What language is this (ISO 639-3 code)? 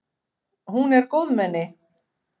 isl